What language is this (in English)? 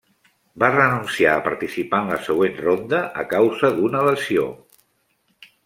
Catalan